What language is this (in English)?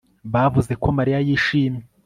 Kinyarwanda